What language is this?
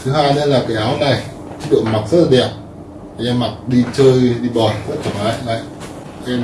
Vietnamese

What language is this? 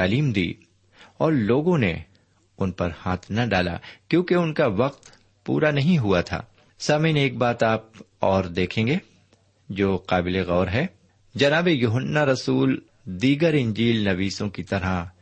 Urdu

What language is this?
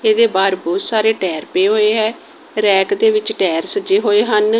Punjabi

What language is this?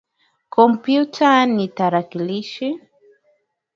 Swahili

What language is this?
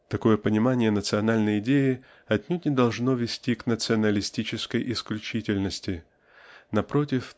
Russian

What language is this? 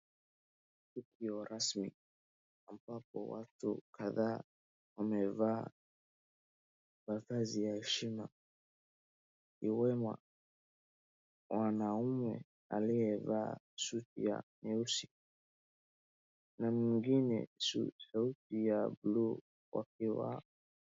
Swahili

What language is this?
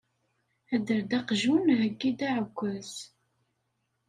Kabyle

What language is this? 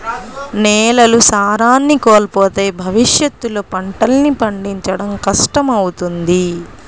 Telugu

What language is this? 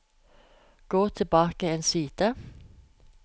Norwegian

